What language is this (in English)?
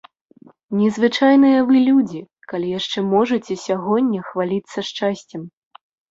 Belarusian